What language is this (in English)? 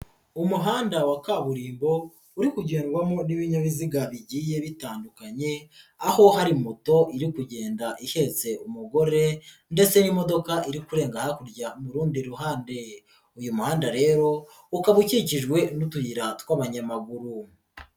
Kinyarwanda